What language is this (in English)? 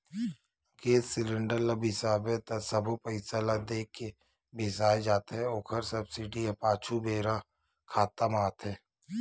Chhattisgarhi